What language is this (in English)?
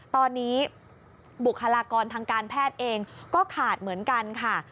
Thai